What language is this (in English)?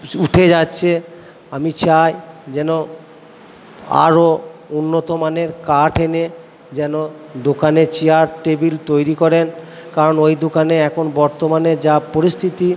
Bangla